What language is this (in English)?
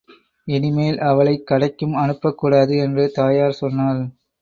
Tamil